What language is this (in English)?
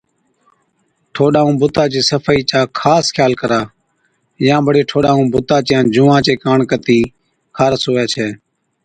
Od